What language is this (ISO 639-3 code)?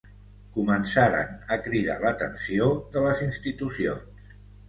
cat